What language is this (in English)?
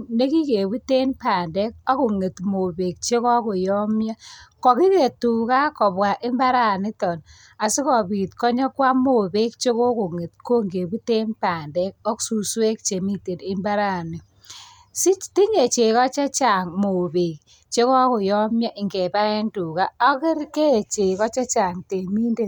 Kalenjin